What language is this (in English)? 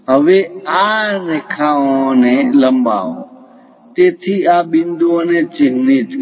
Gujarati